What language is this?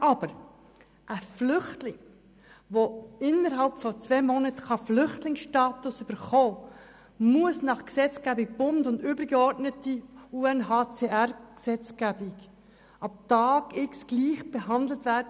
Swiss German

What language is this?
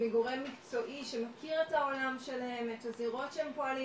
Hebrew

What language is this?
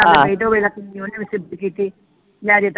Punjabi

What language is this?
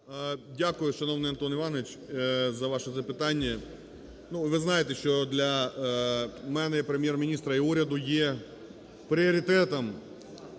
Ukrainian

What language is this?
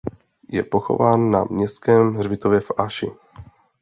Czech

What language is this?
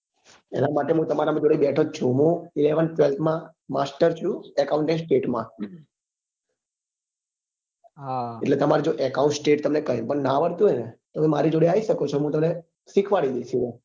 Gujarati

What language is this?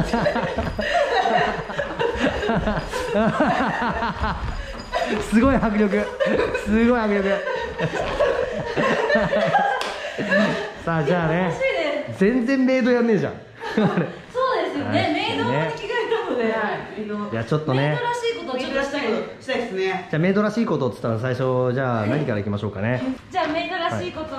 Japanese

